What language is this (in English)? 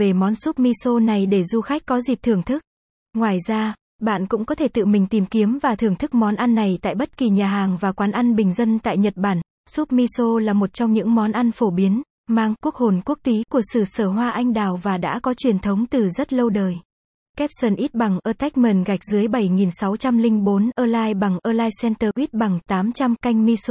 Vietnamese